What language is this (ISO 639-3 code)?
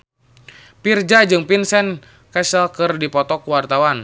sun